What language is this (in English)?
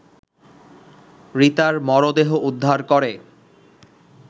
Bangla